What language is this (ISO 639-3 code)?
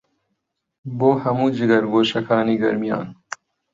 ckb